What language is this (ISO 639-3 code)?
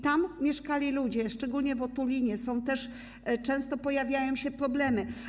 pol